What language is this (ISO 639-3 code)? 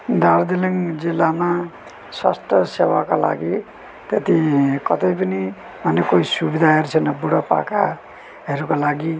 nep